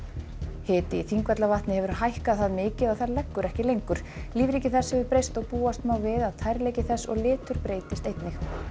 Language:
Icelandic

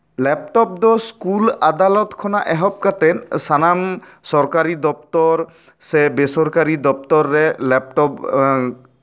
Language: Santali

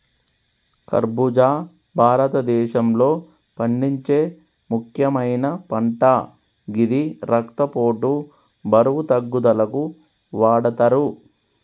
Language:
Telugu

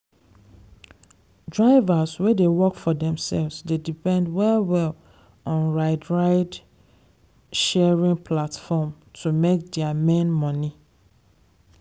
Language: Nigerian Pidgin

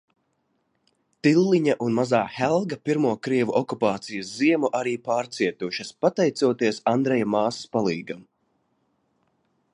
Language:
Latvian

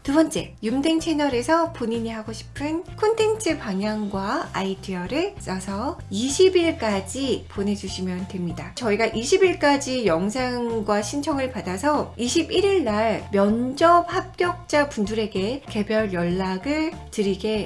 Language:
Korean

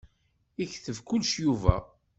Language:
Kabyle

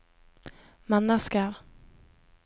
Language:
Norwegian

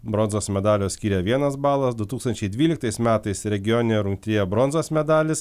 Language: Lithuanian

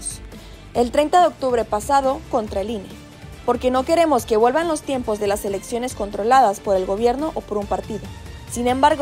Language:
Spanish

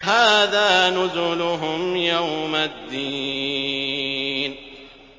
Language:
Arabic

